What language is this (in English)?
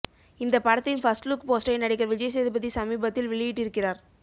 Tamil